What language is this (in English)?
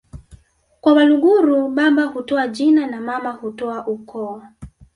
Swahili